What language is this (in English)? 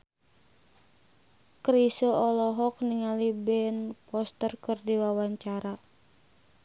Sundanese